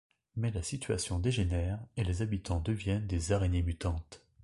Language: French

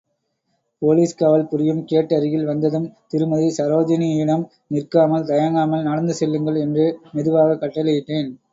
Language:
Tamil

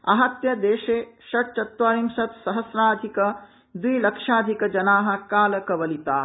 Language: Sanskrit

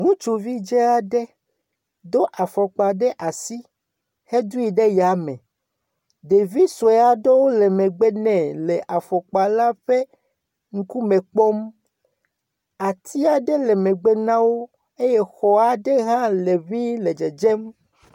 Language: Ewe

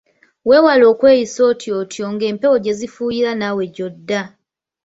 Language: Ganda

